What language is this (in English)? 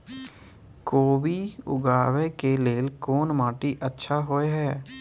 Maithili